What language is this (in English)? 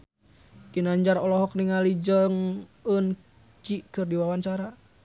Sundanese